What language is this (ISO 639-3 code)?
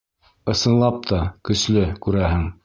bak